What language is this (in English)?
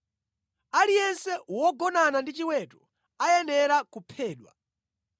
Nyanja